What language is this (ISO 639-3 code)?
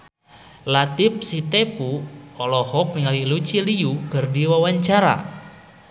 sun